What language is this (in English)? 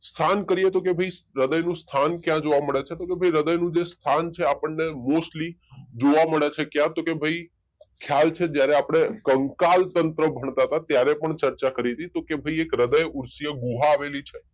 Gujarati